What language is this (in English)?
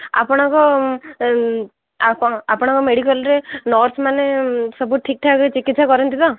Odia